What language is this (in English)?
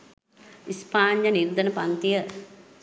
Sinhala